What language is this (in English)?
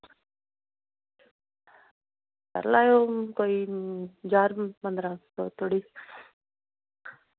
Dogri